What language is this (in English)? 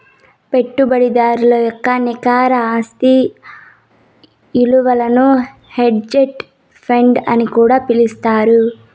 Telugu